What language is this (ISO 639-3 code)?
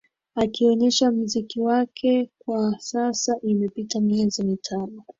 swa